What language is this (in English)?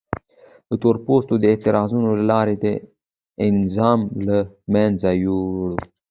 Pashto